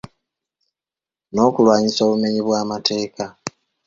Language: Ganda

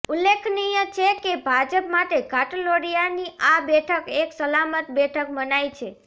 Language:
Gujarati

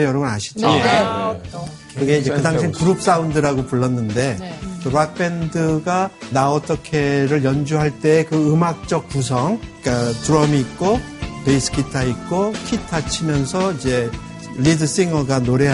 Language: Korean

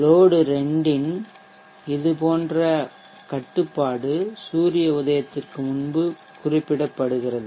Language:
Tamil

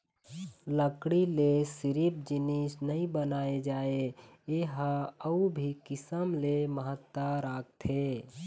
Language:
Chhattisgarhi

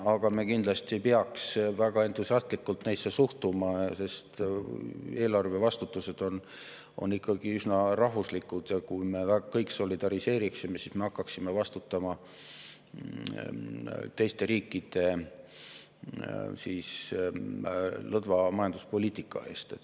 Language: Estonian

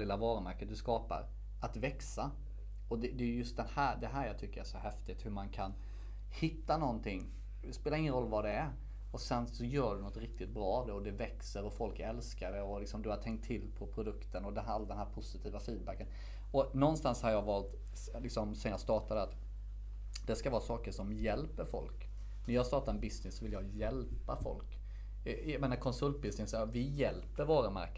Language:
Swedish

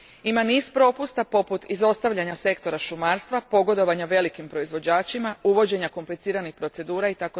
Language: Croatian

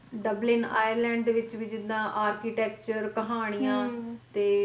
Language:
Punjabi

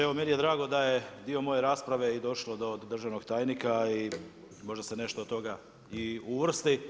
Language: Croatian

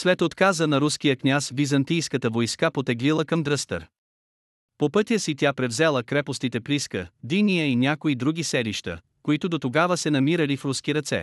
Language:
Bulgarian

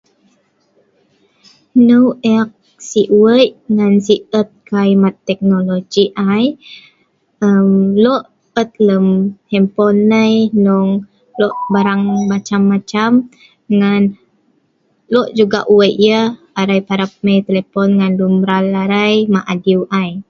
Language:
Sa'ban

